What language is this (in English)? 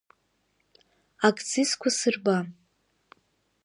Abkhazian